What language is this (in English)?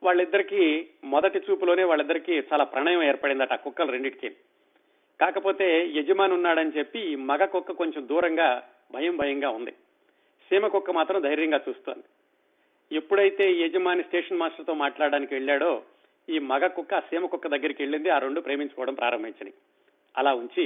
Telugu